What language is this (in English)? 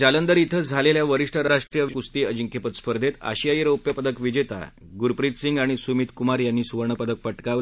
Marathi